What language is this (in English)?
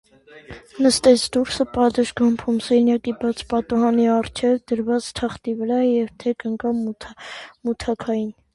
Armenian